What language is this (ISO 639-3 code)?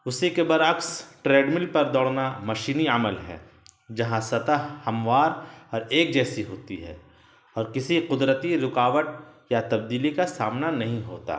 urd